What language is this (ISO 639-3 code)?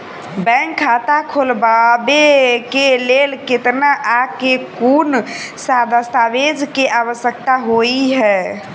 mai